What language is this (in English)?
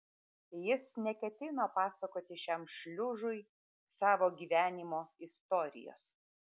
Lithuanian